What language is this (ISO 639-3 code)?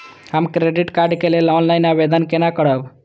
mai